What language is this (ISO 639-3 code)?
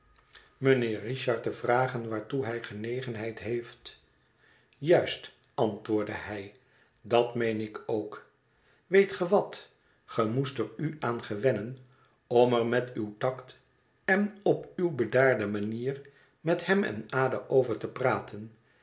nld